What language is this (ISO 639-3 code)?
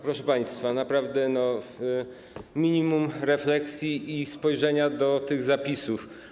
pol